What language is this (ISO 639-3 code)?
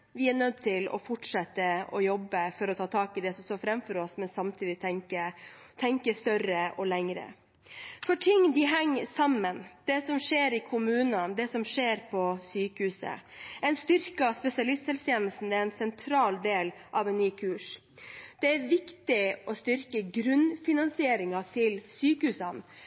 nob